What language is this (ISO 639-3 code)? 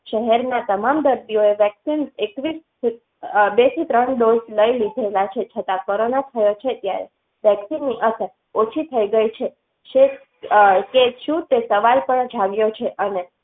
guj